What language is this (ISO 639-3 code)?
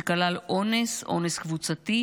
heb